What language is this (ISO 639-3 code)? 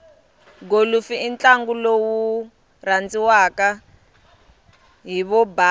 tso